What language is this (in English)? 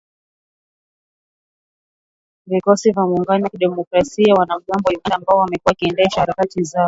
Swahili